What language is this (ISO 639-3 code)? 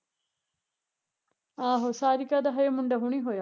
pan